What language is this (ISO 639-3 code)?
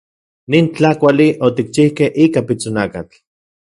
ncx